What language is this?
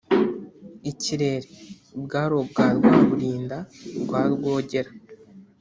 Kinyarwanda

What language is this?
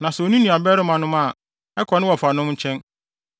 Akan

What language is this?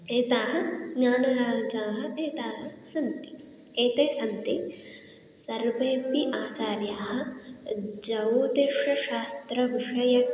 Sanskrit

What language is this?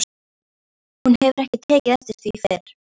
Icelandic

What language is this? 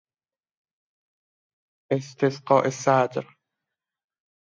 Persian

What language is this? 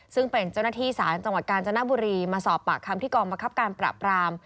Thai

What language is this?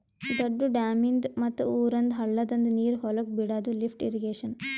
Kannada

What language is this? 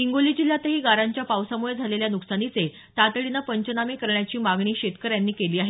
Marathi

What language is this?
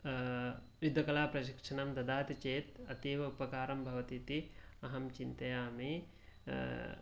Sanskrit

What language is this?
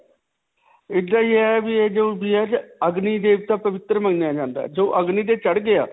Punjabi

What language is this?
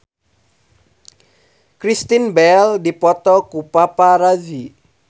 Sundanese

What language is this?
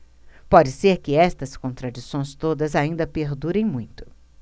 Portuguese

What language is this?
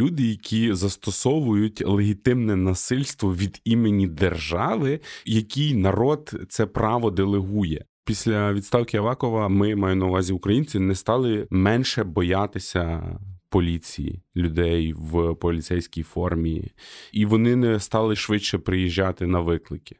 Ukrainian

